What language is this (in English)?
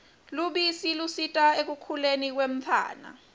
Swati